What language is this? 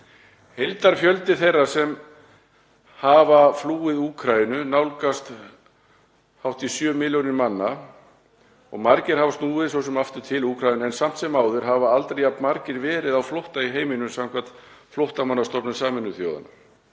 Icelandic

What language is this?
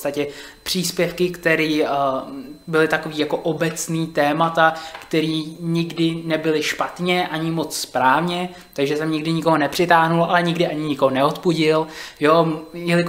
Czech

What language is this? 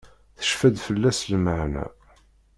Kabyle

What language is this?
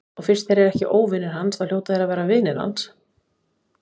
Icelandic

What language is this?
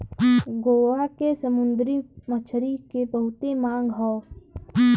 Bhojpuri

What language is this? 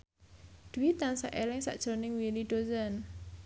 Javanese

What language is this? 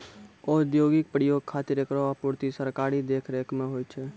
Maithili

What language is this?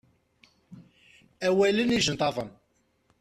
Kabyle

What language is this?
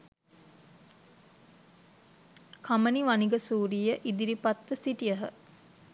Sinhala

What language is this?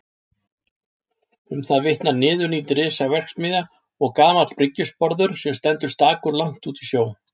Icelandic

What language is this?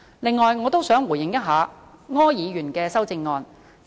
Cantonese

